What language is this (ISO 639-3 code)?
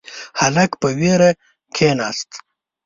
pus